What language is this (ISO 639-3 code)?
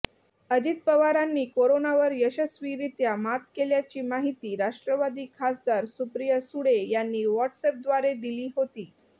mar